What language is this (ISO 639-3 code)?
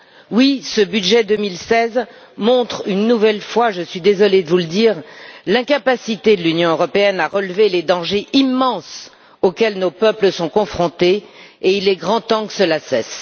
fra